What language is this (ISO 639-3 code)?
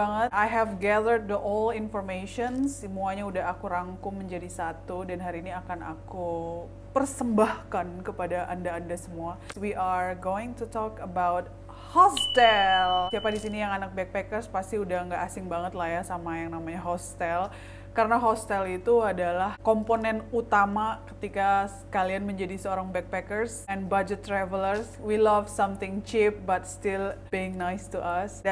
ind